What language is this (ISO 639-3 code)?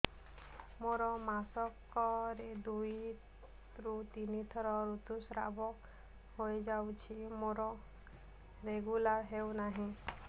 ori